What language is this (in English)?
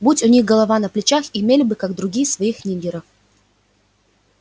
Russian